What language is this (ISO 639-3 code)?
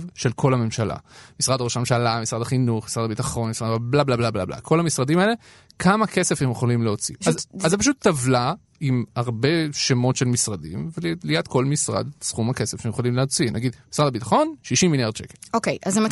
heb